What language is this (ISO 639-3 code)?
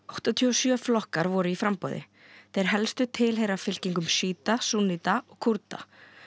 isl